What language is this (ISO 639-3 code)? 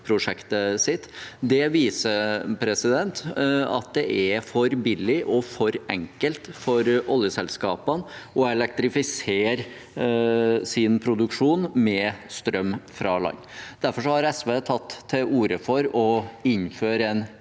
nor